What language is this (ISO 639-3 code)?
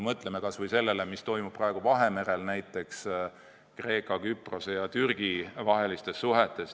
est